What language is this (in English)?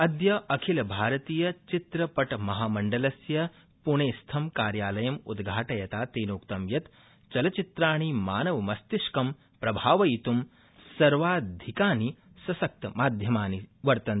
Sanskrit